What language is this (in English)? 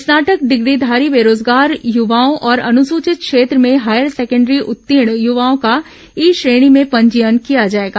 Hindi